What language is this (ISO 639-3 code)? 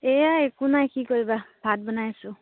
asm